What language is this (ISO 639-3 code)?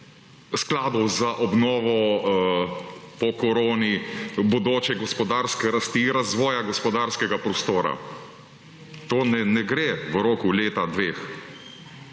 slv